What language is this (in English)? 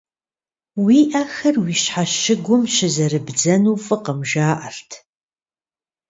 Kabardian